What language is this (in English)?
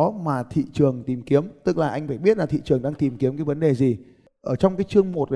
Vietnamese